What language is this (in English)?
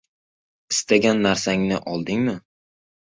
Uzbek